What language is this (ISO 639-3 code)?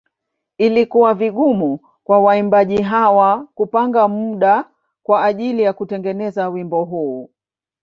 swa